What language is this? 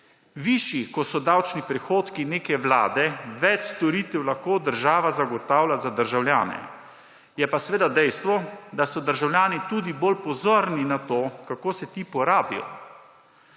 Slovenian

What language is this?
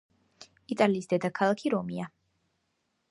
Georgian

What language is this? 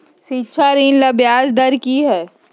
Magahi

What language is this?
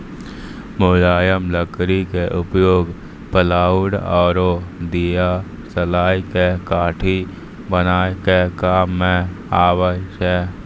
Maithili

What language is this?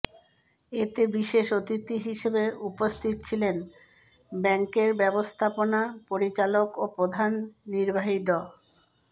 Bangla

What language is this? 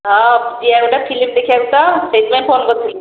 Odia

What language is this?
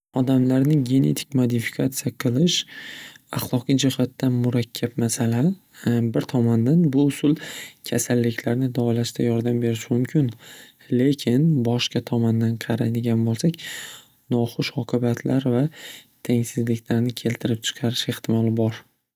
Uzbek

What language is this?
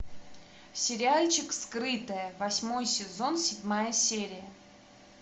Russian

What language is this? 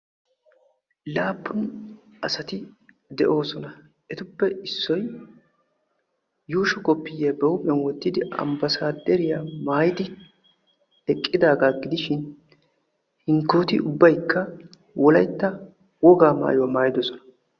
Wolaytta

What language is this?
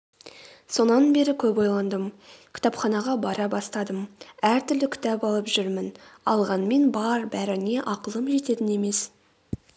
Kazakh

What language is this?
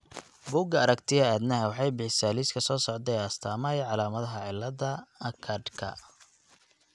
Somali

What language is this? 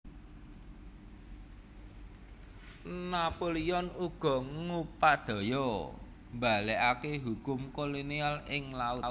Javanese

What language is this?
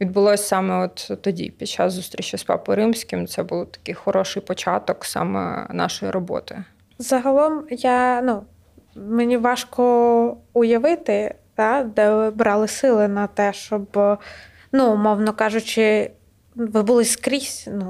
Ukrainian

